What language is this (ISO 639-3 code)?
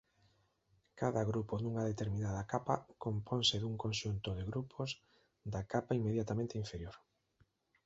glg